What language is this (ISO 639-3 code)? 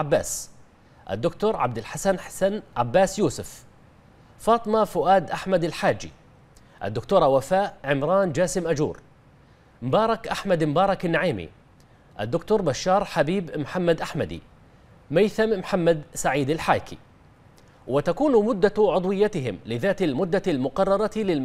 ara